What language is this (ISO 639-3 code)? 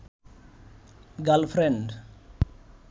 ben